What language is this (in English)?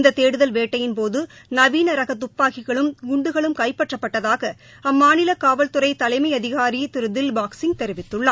Tamil